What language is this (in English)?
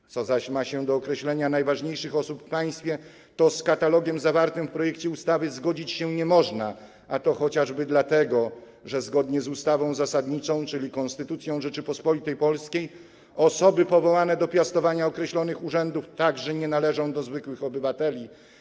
Polish